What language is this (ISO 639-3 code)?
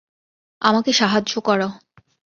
ben